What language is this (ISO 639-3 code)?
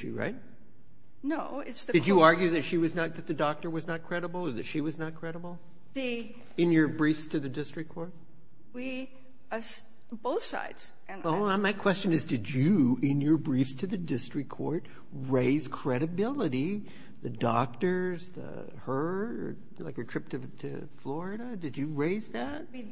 eng